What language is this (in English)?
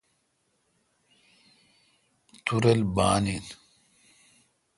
Kalkoti